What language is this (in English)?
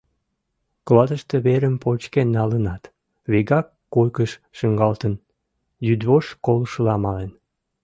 Mari